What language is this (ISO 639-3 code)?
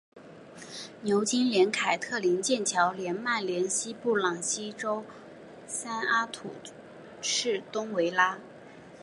zho